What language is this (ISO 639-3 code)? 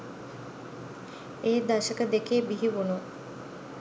sin